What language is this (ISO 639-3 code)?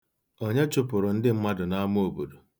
ibo